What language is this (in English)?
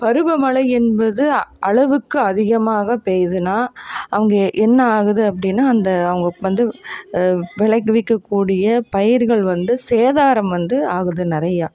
Tamil